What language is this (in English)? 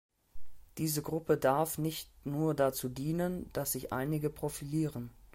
German